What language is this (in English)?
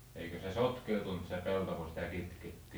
Finnish